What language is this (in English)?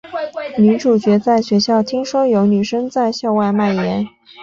Chinese